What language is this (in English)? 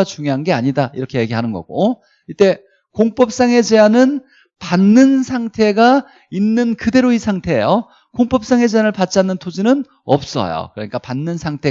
Korean